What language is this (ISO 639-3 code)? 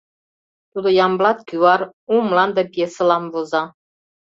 chm